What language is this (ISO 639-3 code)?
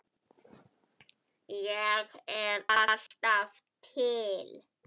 isl